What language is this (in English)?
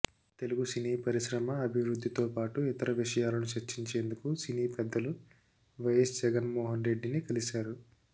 Telugu